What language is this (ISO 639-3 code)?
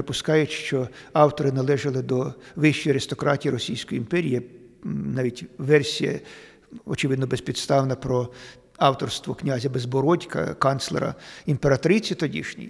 ukr